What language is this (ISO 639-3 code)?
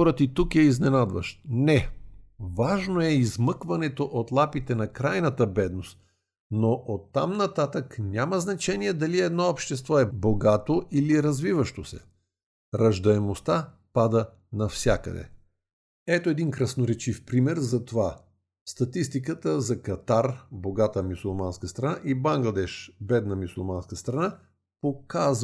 bul